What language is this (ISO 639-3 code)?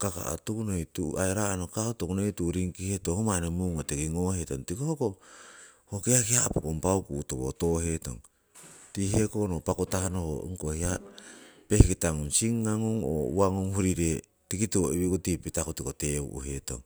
siw